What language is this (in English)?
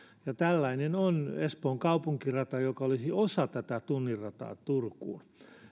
Finnish